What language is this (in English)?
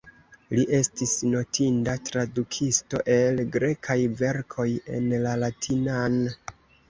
Esperanto